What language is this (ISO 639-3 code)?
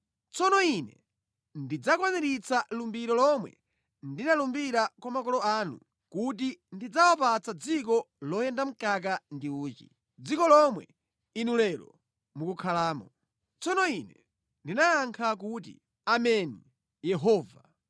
nya